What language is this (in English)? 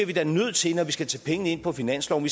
Danish